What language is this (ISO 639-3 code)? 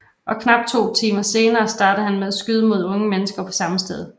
dan